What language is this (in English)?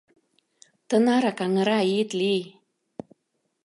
Mari